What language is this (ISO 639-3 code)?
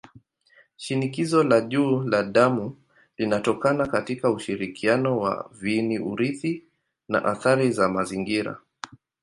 swa